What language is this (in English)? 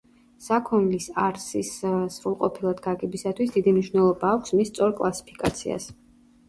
Georgian